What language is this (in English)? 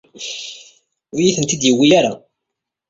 Kabyle